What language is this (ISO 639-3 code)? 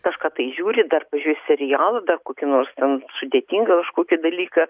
lit